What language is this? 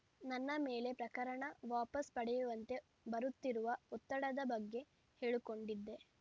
Kannada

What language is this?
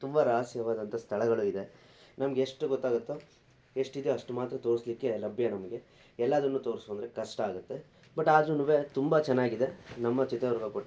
Kannada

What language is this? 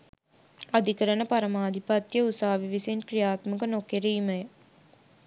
Sinhala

